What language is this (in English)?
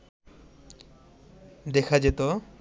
Bangla